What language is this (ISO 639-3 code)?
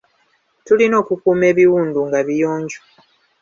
lug